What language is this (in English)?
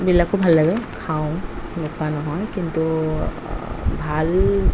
Assamese